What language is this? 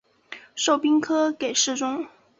Chinese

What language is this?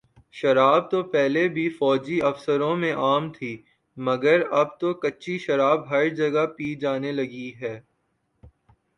Urdu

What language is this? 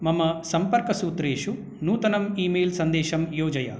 Sanskrit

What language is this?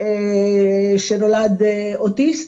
Hebrew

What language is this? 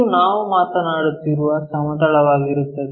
Kannada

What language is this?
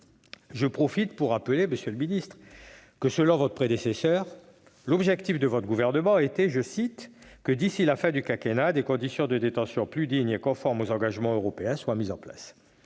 French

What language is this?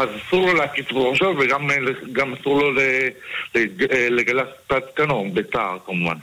Hebrew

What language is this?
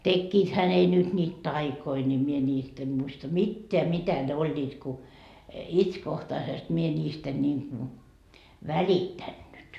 Finnish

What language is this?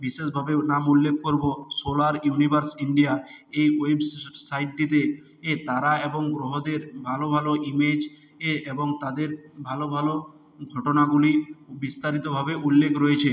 Bangla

